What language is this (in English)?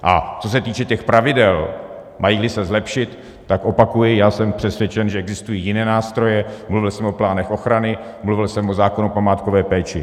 Czech